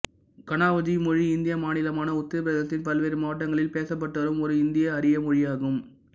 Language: Tamil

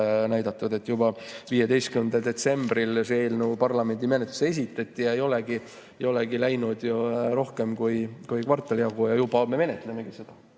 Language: Estonian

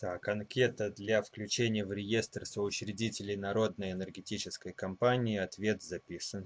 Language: Russian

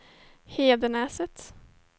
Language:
Swedish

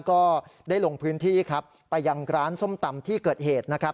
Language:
Thai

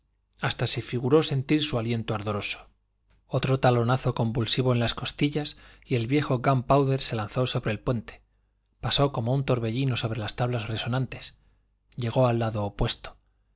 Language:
Spanish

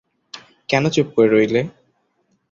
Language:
Bangla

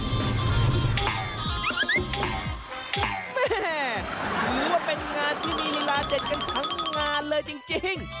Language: Thai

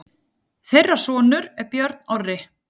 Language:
Icelandic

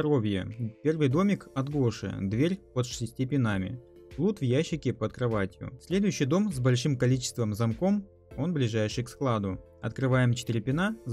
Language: Russian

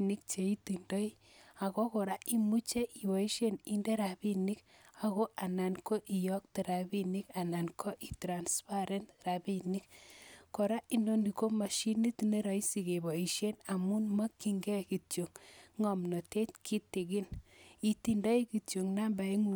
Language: Kalenjin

